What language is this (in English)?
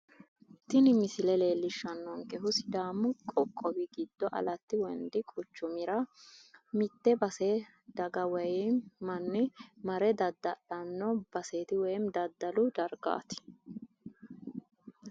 Sidamo